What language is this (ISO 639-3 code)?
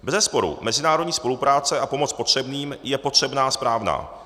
ces